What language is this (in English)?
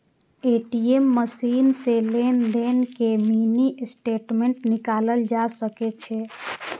Maithili